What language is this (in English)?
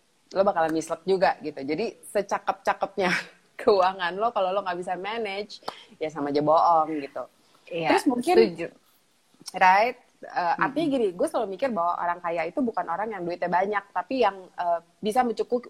Indonesian